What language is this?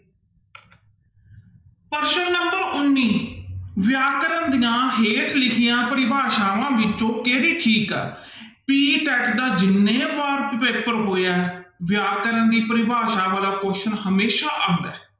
Punjabi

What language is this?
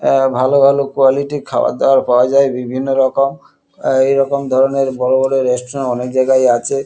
Bangla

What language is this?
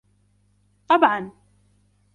Arabic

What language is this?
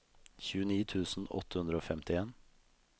Norwegian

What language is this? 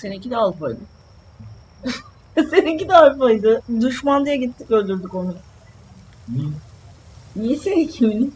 Turkish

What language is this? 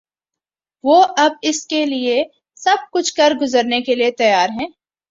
Urdu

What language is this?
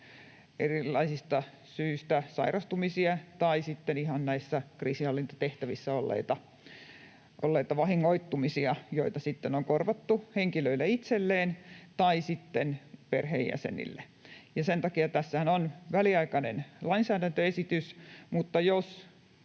Finnish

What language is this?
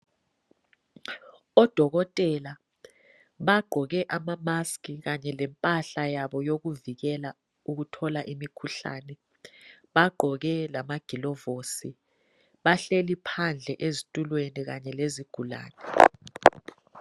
North Ndebele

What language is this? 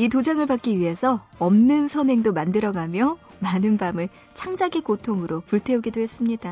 Korean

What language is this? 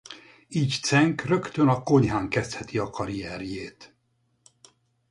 Hungarian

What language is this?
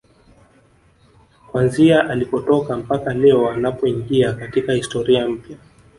Swahili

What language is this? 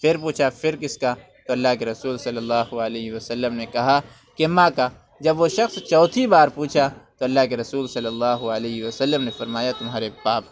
Urdu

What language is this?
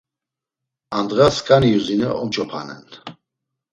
Laz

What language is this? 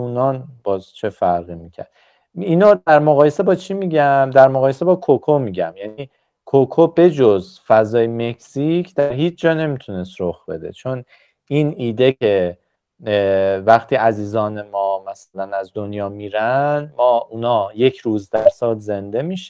Persian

